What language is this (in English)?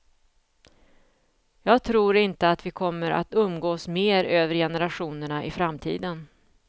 Swedish